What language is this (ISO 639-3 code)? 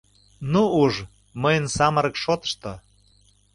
chm